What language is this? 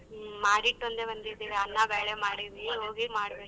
Kannada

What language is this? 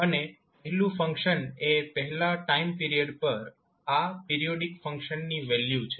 Gujarati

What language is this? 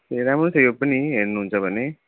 Nepali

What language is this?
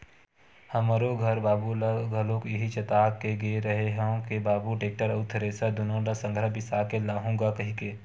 Chhattisgarhi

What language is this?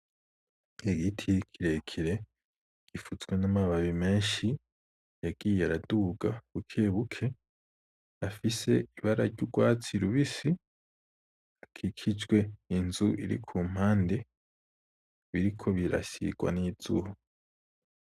Rundi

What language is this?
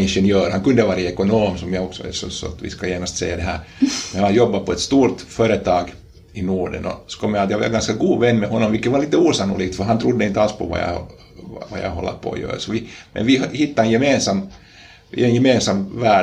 Swedish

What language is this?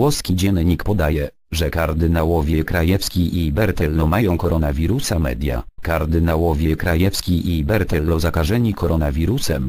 Polish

